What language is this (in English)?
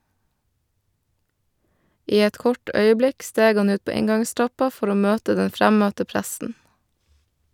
Norwegian